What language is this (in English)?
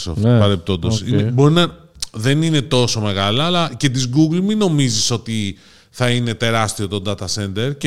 Greek